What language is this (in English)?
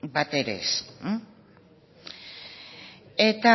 Basque